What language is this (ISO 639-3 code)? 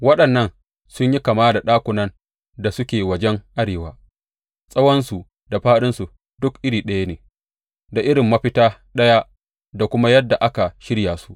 hau